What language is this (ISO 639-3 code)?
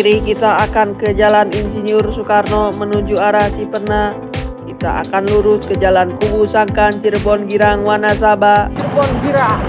ind